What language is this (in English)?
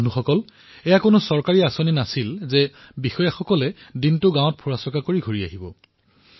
Assamese